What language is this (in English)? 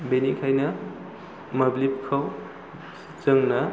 Bodo